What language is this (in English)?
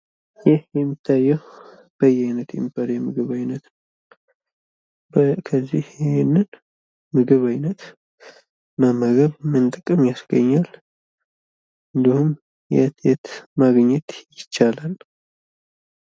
Amharic